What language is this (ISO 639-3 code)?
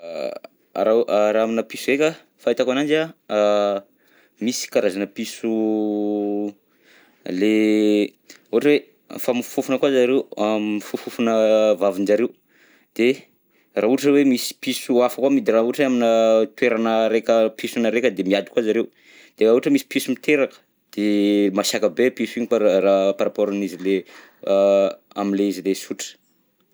bzc